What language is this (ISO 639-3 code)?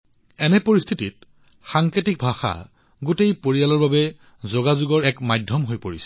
asm